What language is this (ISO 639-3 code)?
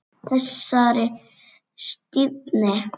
isl